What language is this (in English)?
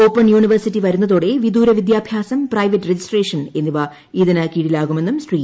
Malayalam